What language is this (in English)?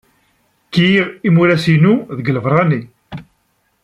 Kabyle